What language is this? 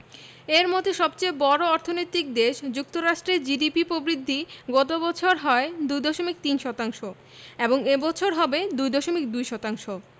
Bangla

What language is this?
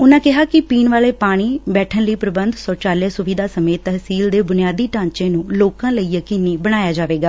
Punjabi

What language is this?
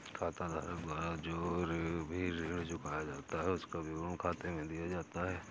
Hindi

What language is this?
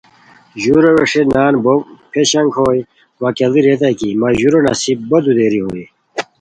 Khowar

